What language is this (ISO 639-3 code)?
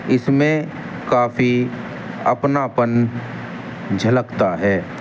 urd